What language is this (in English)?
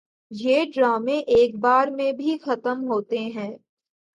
Urdu